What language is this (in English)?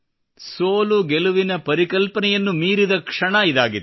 Kannada